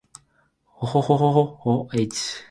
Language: Japanese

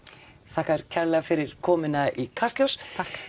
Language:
Icelandic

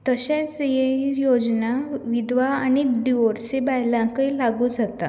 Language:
Konkani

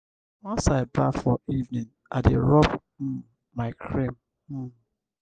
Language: Nigerian Pidgin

